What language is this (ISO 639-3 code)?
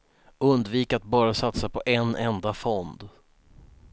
swe